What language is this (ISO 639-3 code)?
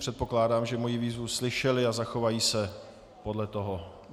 ces